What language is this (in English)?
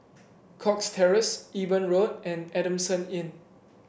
English